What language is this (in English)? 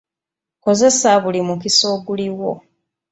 Ganda